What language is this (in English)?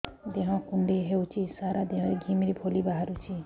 Odia